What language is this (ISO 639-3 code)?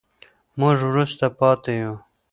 pus